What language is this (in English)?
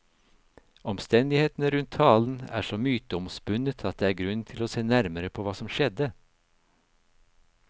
Norwegian